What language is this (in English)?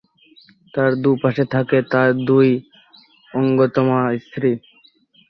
Bangla